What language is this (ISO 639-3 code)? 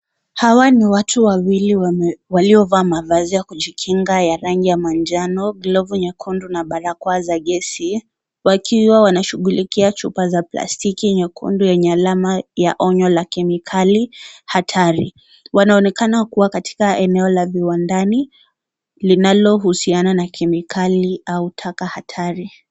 swa